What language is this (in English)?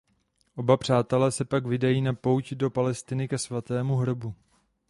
Czech